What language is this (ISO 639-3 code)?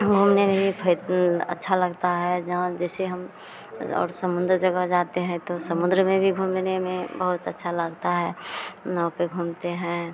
hin